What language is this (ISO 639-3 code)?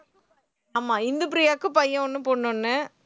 tam